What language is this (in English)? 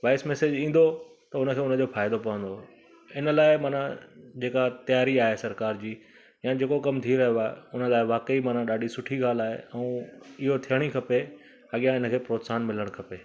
Sindhi